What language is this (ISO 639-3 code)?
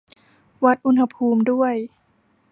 tha